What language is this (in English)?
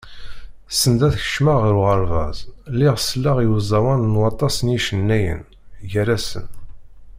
Kabyle